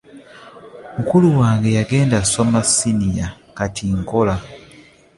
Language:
Ganda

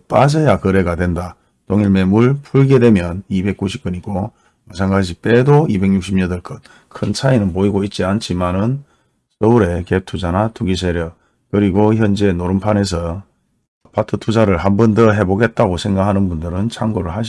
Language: Korean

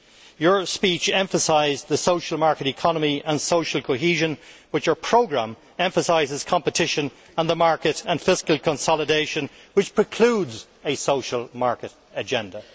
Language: English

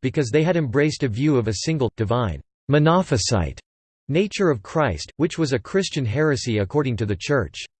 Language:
English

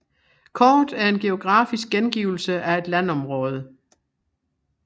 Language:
Danish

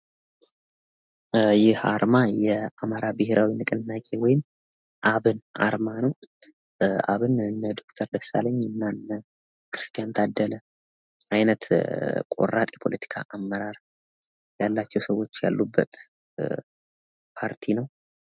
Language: Amharic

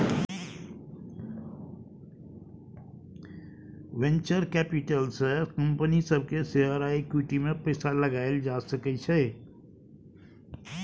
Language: Maithili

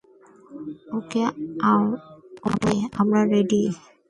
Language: Bangla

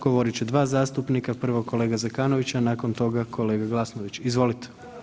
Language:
Croatian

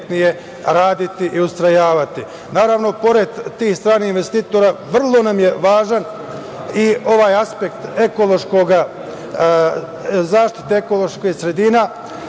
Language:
Serbian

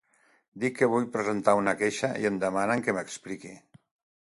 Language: Catalan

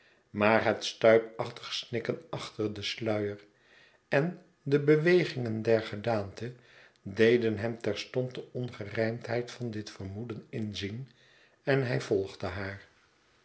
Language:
Dutch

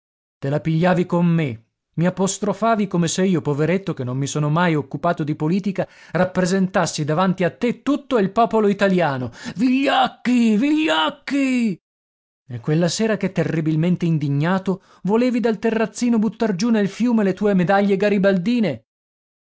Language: Italian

